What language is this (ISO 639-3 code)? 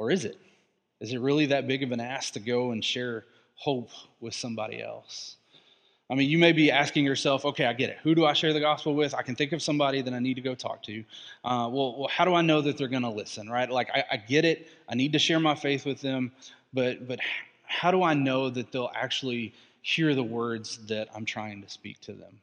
eng